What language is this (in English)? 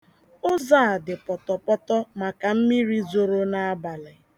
Igbo